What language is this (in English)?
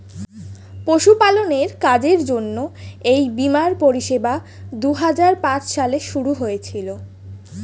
Bangla